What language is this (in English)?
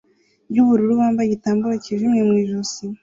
Kinyarwanda